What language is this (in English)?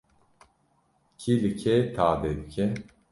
Kurdish